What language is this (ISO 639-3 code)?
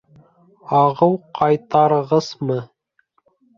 bak